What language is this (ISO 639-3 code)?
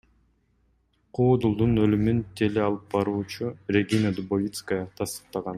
kir